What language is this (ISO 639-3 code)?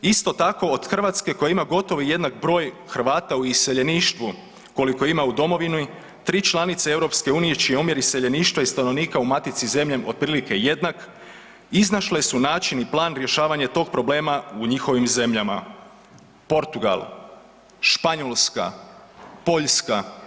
hrv